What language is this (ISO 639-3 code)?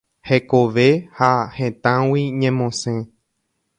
grn